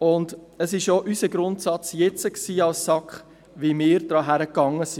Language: Swiss German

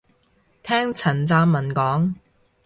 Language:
Cantonese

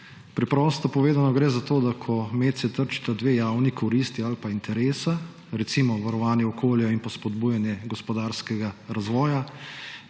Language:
Slovenian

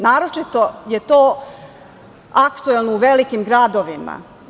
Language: Serbian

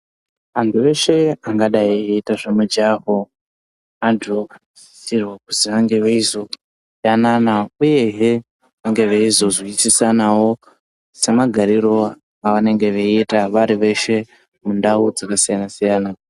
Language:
Ndau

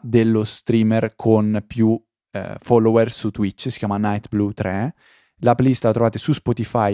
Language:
Italian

